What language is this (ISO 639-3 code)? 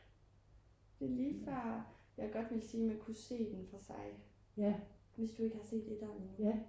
dan